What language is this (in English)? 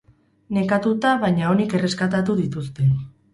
Basque